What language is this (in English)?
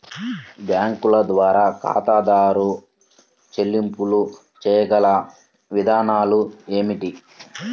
Telugu